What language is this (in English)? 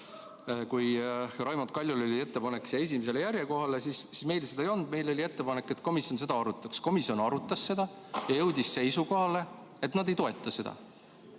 Estonian